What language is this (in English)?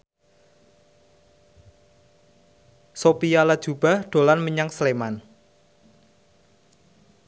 Javanese